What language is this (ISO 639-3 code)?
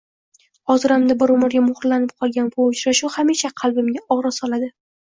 uzb